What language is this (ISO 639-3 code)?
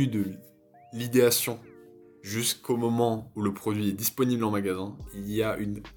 fra